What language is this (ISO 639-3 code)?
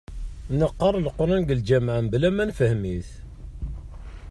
kab